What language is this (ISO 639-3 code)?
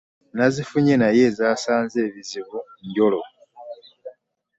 lug